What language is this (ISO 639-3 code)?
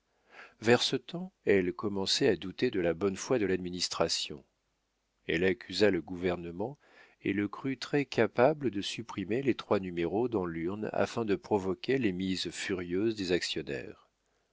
fra